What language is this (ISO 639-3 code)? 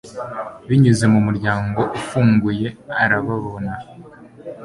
kin